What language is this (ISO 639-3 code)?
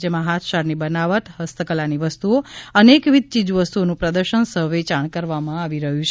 guj